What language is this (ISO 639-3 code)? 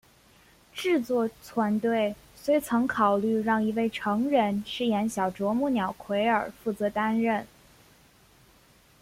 zho